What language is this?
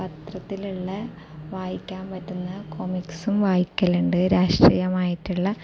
Malayalam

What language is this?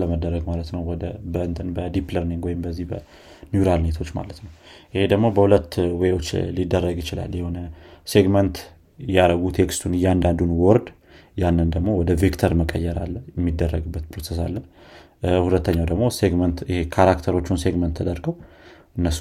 Amharic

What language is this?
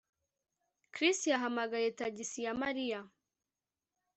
Kinyarwanda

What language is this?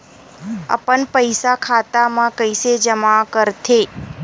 Chhattisgarhi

